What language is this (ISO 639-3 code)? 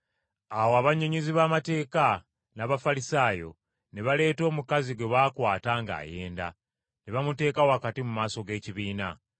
lug